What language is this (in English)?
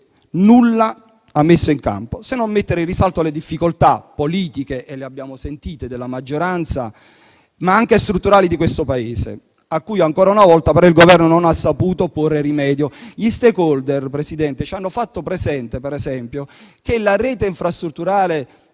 Italian